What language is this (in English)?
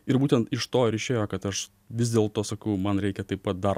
Lithuanian